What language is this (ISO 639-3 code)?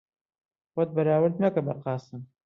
ckb